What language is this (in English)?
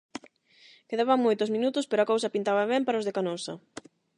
Galician